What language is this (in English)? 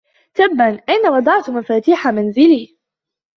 Arabic